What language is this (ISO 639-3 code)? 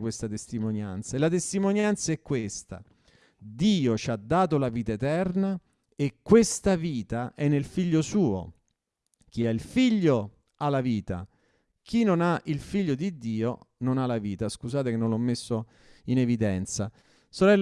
ita